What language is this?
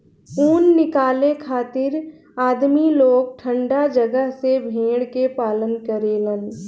Bhojpuri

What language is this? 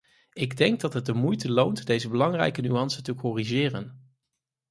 Dutch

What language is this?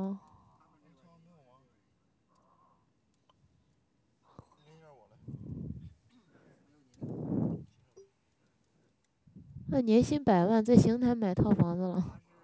Chinese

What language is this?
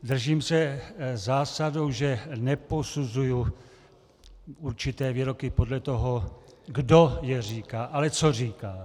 Czech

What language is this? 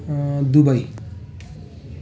Nepali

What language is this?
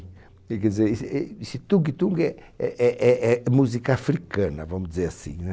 Portuguese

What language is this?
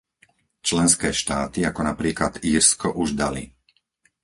Slovak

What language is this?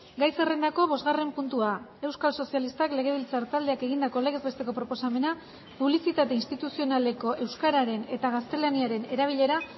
Basque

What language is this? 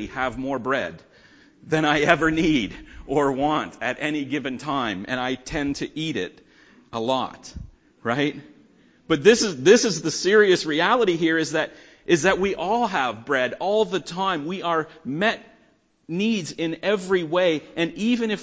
English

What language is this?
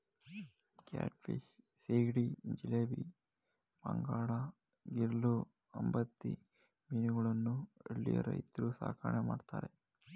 Kannada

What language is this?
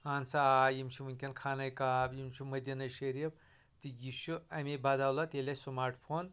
Kashmiri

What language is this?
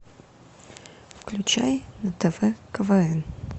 Russian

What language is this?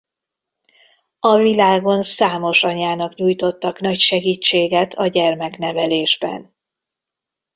Hungarian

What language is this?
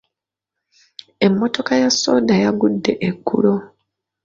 Ganda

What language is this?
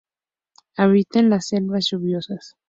Spanish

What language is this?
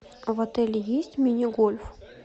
Russian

